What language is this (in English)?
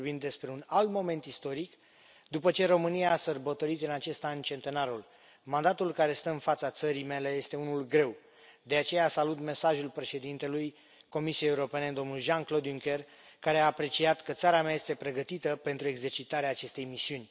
Romanian